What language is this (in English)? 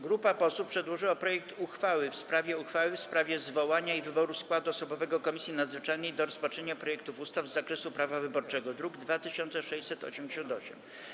Polish